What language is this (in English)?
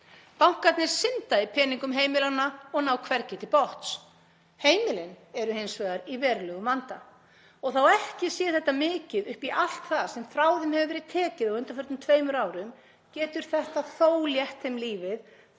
Icelandic